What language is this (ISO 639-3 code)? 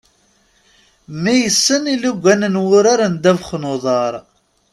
kab